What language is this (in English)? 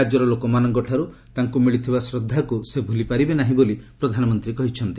Odia